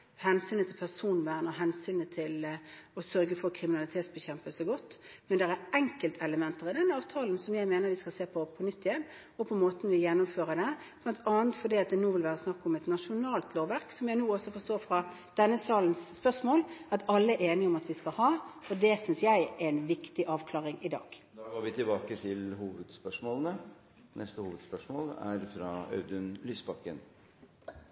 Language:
Norwegian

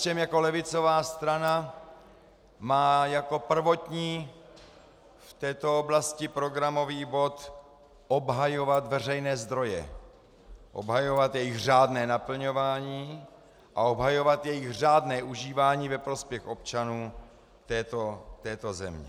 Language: Czech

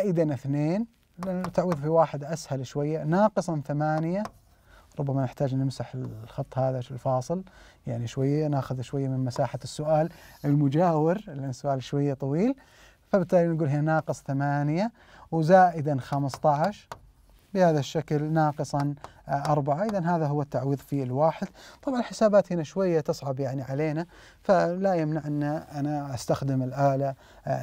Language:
Arabic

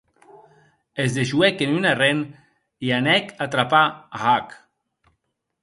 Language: Occitan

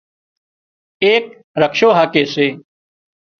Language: Wadiyara Koli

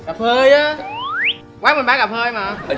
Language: Vietnamese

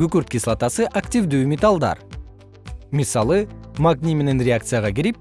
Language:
Kyrgyz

